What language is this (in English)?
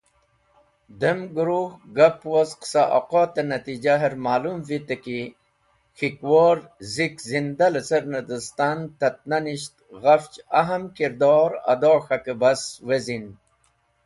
Wakhi